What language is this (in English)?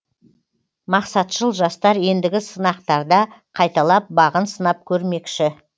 Kazakh